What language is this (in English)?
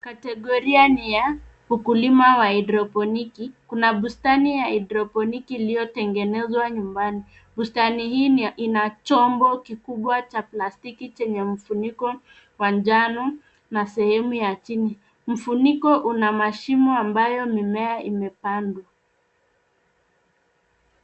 Swahili